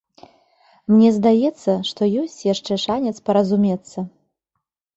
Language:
Belarusian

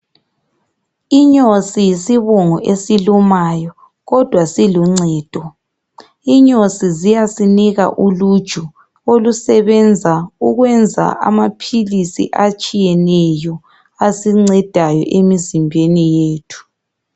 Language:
North Ndebele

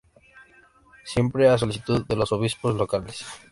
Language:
Spanish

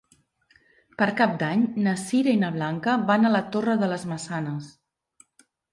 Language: Catalan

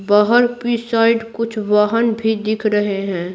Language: Hindi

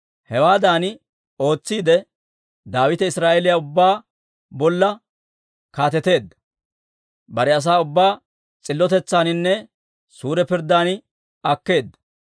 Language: Dawro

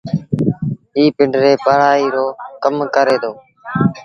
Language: Sindhi Bhil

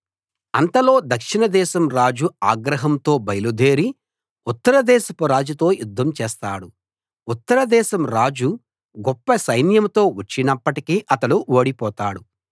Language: Telugu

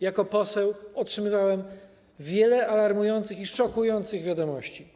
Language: Polish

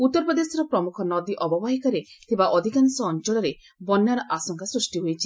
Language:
Odia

